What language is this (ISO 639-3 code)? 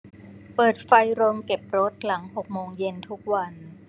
tha